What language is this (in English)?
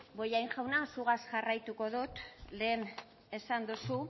Basque